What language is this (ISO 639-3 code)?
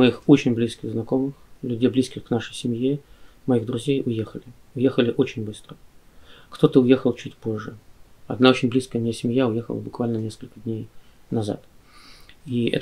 rus